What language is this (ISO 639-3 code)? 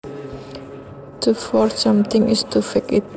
jav